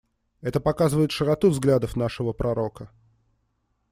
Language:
Russian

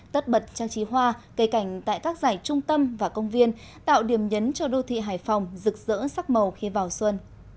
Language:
Vietnamese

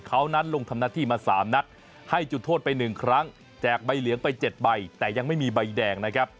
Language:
Thai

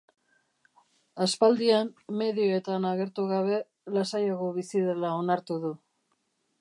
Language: Basque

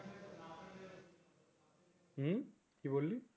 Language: Bangla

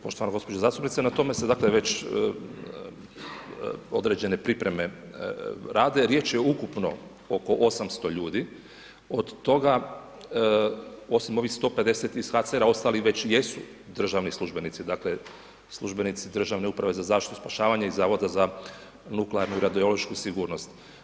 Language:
Croatian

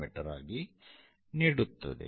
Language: Kannada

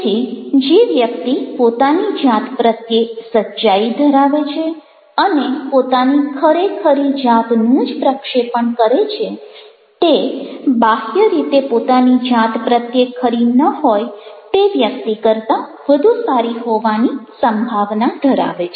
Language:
Gujarati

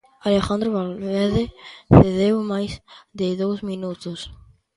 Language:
Galician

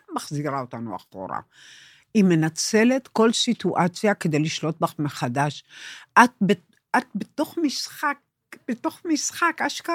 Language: Hebrew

